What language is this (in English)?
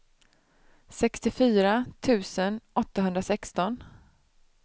Swedish